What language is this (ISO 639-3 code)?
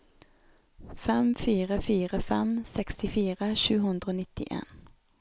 nor